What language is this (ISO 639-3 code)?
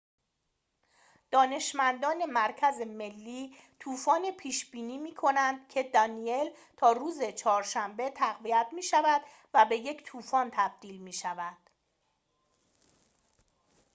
fas